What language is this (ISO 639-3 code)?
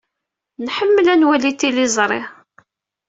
kab